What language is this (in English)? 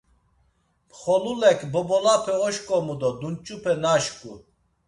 Laz